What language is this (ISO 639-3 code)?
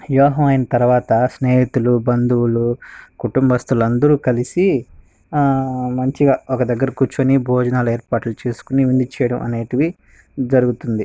tel